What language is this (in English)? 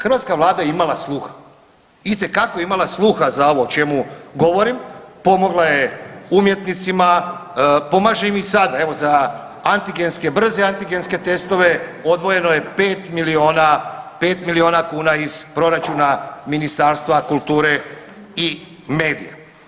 Croatian